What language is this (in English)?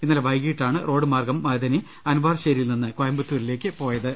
Malayalam